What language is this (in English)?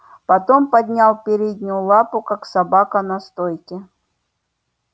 Russian